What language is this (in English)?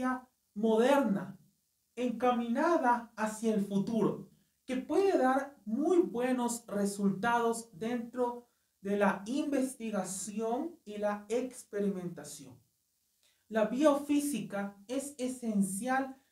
Spanish